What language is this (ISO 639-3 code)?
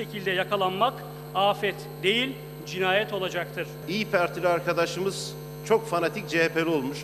tur